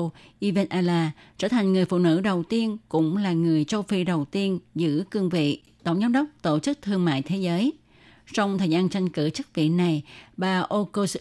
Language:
Vietnamese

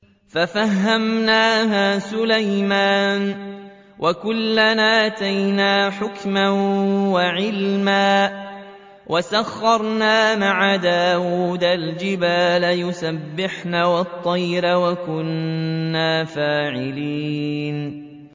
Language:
Arabic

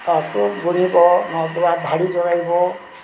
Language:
Odia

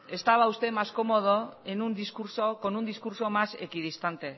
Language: Spanish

